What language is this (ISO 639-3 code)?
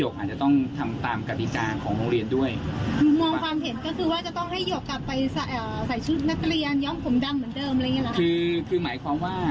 tha